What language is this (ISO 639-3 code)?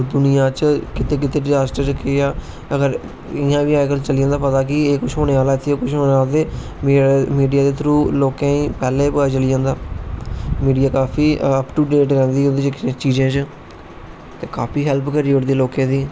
doi